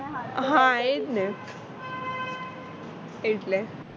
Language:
Gujarati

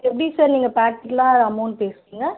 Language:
Tamil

